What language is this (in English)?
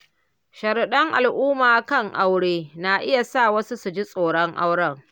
Hausa